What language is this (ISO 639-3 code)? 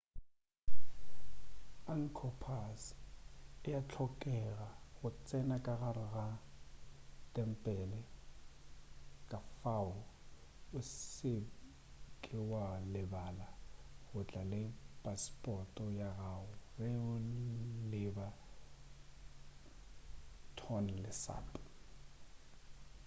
nso